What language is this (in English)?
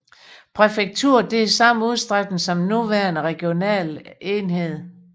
Danish